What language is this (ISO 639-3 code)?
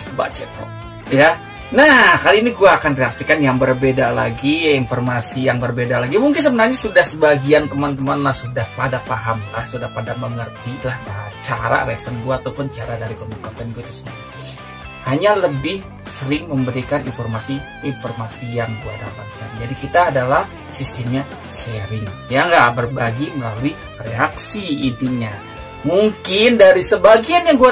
ind